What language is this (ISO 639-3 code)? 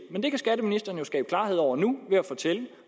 dan